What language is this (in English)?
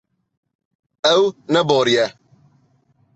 Kurdish